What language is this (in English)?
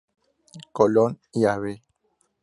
Spanish